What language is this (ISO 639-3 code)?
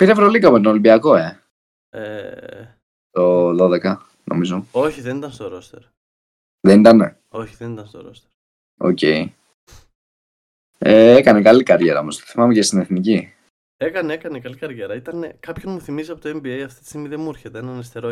ell